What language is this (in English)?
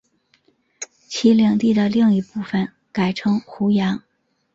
Chinese